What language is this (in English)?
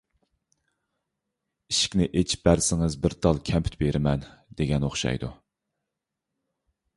Uyghur